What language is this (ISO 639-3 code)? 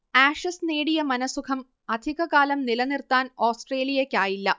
mal